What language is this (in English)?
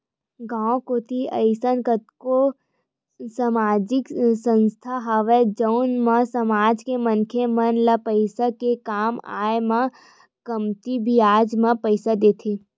Chhattisgarhi